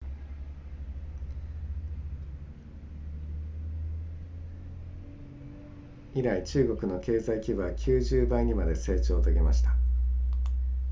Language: Japanese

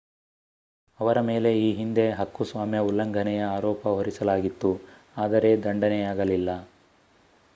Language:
Kannada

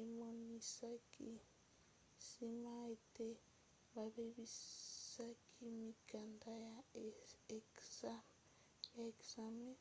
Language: Lingala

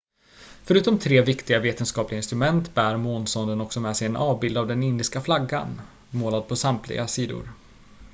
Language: Swedish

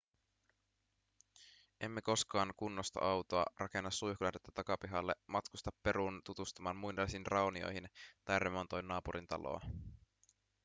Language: Finnish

